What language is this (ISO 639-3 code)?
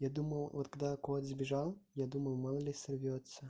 rus